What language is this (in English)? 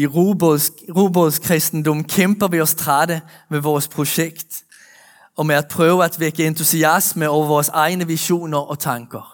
Danish